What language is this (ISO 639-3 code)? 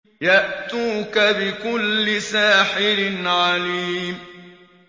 ara